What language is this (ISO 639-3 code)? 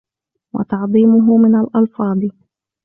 ara